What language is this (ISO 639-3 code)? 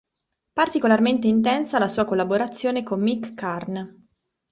ita